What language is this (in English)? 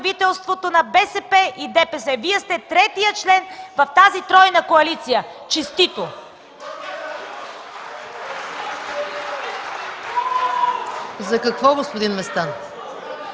Bulgarian